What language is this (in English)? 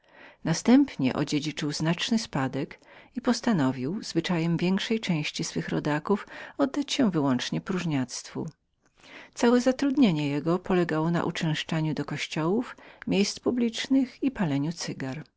Polish